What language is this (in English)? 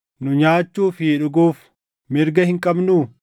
Oromo